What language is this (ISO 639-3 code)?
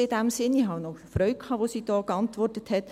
gsw